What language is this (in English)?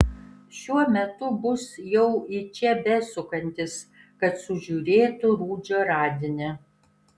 Lithuanian